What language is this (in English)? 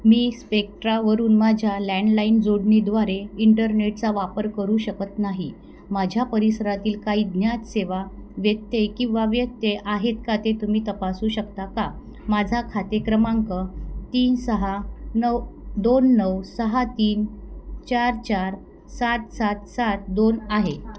Marathi